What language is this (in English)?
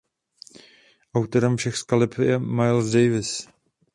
Czech